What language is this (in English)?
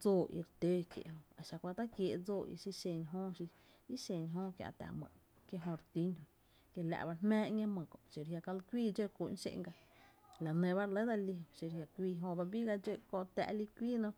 Tepinapa Chinantec